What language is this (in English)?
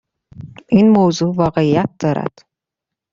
Persian